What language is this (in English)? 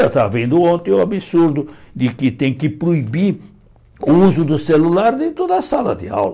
Portuguese